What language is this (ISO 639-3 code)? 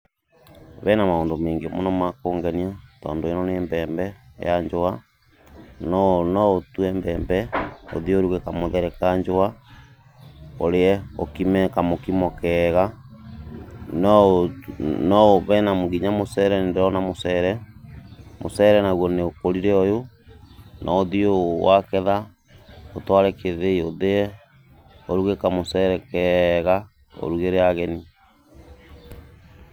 kik